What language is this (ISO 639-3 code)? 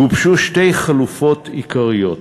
heb